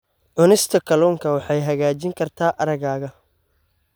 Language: Somali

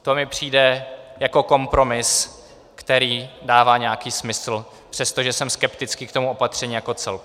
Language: Czech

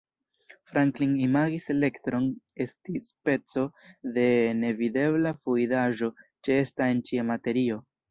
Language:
Esperanto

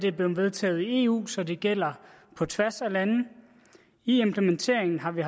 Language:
Danish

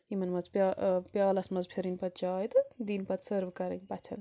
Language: Kashmiri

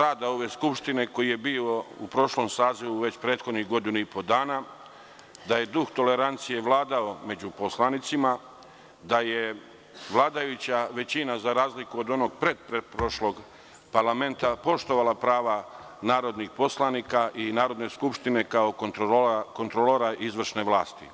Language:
Serbian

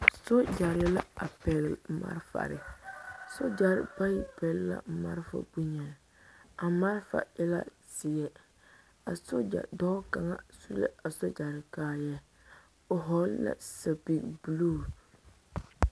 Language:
Southern Dagaare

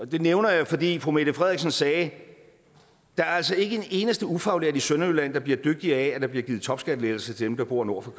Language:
Danish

